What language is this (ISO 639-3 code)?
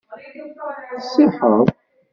kab